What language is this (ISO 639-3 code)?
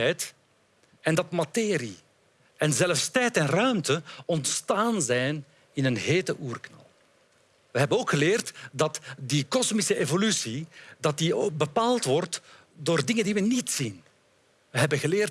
nld